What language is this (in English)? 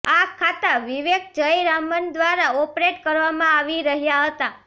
Gujarati